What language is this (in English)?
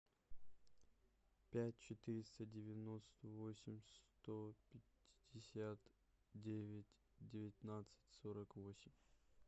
Russian